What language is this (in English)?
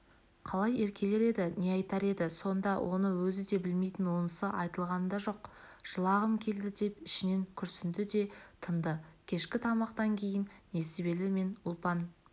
Kazakh